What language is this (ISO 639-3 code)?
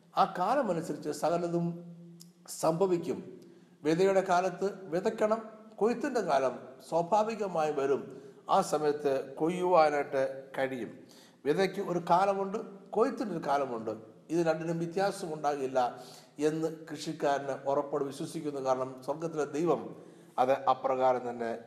mal